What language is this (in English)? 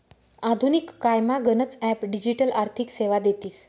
Marathi